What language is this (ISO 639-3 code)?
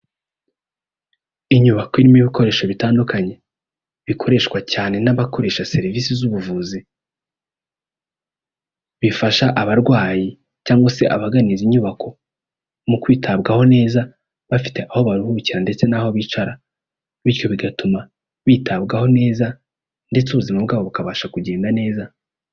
kin